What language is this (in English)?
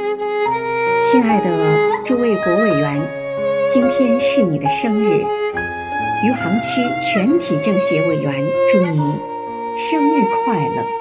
Chinese